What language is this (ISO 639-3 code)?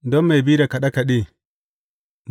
hau